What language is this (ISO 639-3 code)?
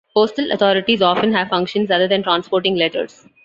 eng